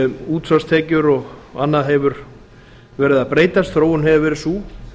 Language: Icelandic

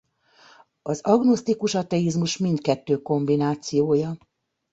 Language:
Hungarian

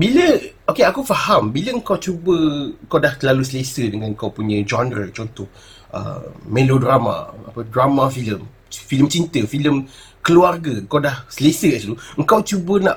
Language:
Malay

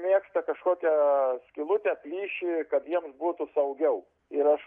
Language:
Lithuanian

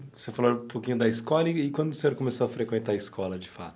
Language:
Portuguese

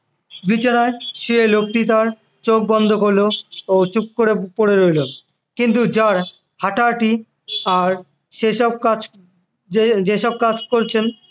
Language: Bangla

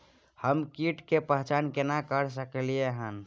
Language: Maithili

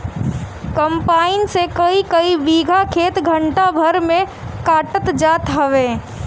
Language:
Bhojpuri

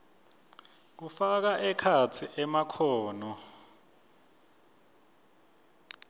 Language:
Swati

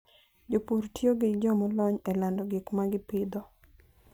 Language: Luo (Kenya and Tanzania)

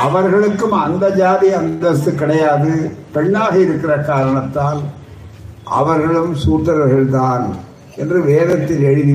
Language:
Tamil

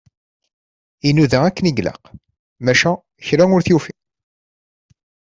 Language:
Kabyle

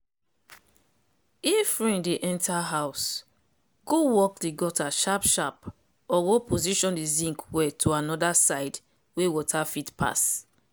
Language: Nigerian Pidgin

